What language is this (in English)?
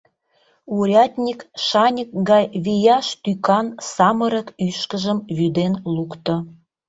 Mari